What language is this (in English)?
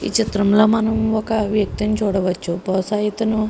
Telugu